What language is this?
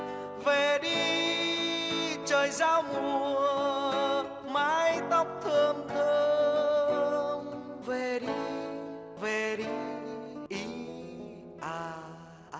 Vietnamese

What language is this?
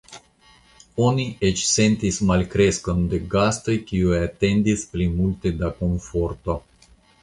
Esperanto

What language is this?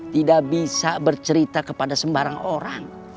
Indonesian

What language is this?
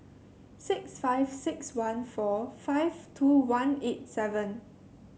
English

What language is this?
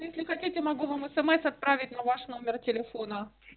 Russian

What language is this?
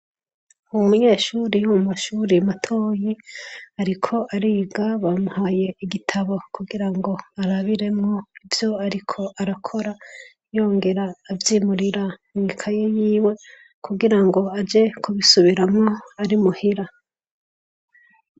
Rundi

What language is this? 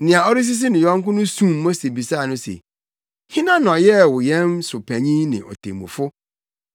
Akan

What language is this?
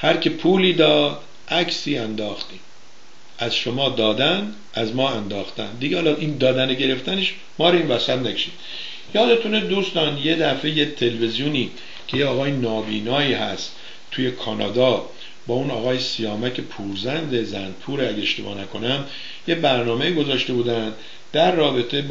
Persian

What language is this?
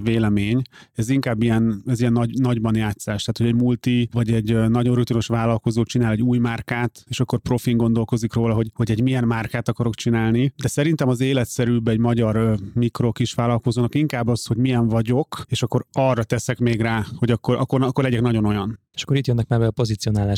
Hungarian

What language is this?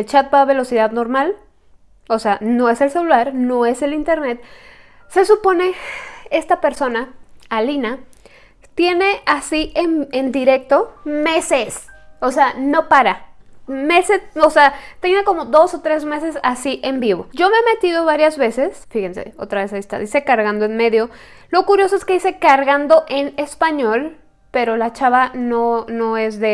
Spanish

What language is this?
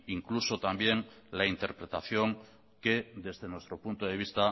Spanish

